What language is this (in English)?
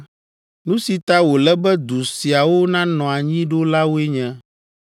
Ewe